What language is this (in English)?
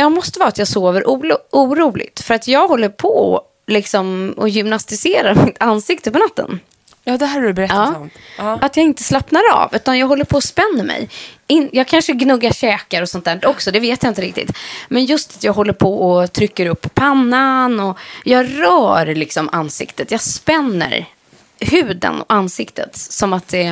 Swedish